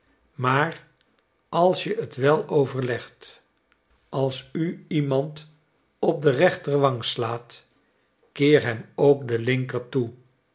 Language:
Dutch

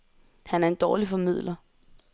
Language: Danish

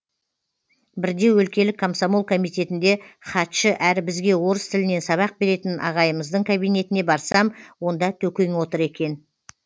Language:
Kazakh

